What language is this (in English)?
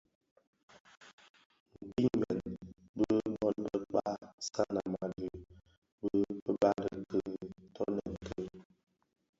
Bafia